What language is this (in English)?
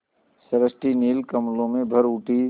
Hindi